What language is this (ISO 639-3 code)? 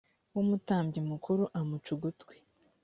kin